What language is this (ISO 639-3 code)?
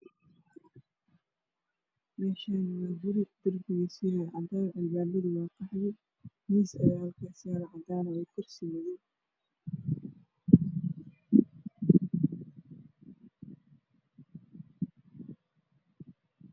som